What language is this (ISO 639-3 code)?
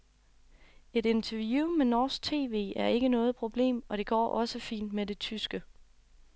dan